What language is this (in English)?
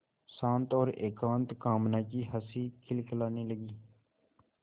Hindi